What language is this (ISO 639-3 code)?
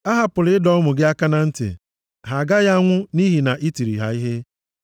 ibo